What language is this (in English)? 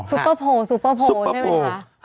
Thai